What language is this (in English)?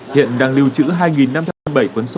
Vietnamese